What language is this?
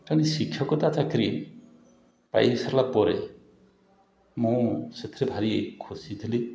Odia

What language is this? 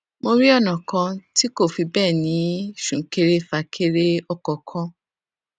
Yoruba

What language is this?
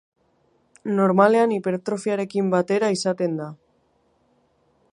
Basque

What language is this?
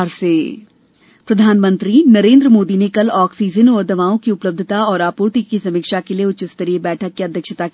Hindi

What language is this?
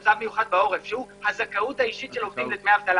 Hebrew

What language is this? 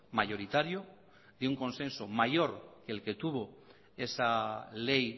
Spanish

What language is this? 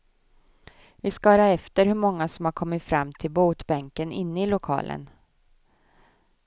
Swedish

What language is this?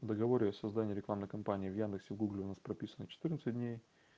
Russian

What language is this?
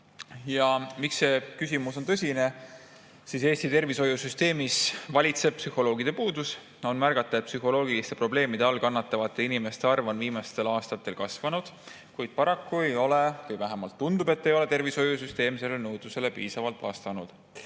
Estonian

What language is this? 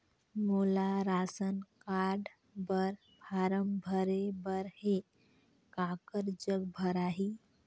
Chhattisgarhi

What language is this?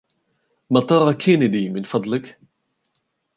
Arabic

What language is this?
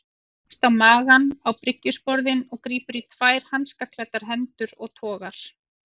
Icelandic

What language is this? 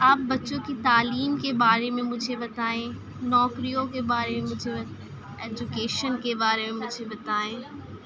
Urdu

